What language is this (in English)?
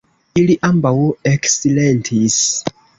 Esperanto